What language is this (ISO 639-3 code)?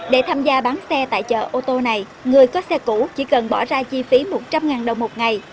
vie